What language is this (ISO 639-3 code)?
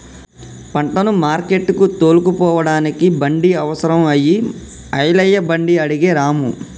tel